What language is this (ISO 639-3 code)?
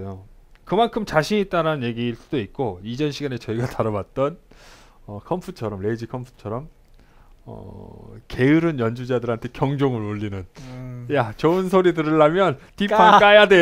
kor